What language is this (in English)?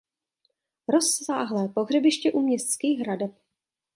Czech